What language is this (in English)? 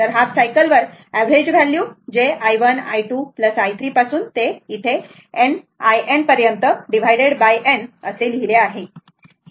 Marathi